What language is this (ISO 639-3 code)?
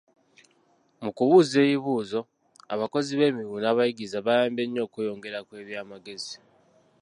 lug